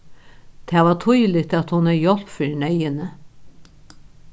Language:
Faroese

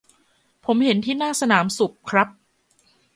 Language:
Thai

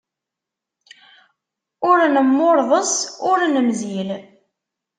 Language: Kabyle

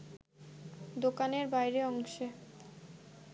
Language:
Bangla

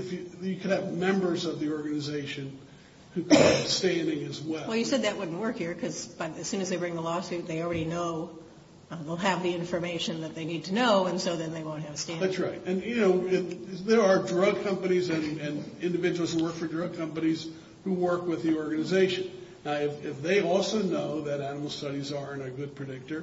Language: English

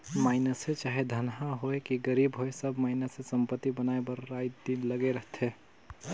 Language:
Chhattisgarhi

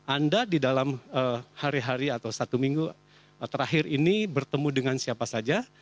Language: Indonesian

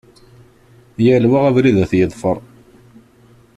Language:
Kabyle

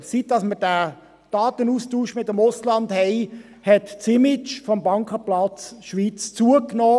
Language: Swiss German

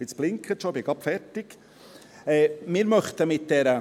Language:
Swiss German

